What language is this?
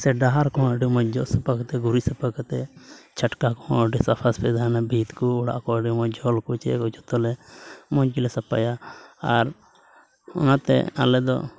Santali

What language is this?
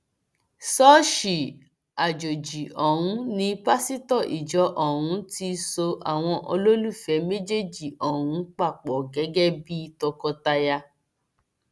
Yoruba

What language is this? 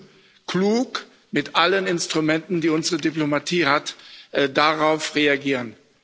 German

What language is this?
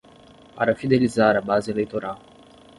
Portuguese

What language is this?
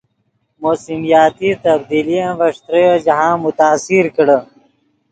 Yidgha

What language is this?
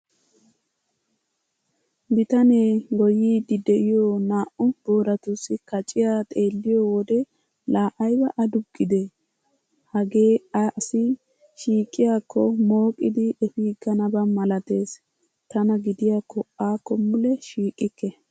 Wolaytta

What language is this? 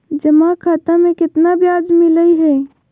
Magahi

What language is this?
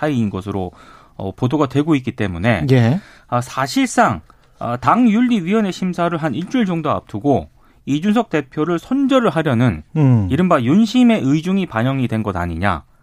Korean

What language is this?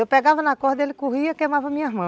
Portuguese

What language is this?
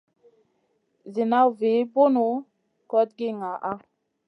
Masana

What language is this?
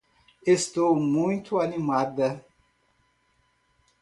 Portuguese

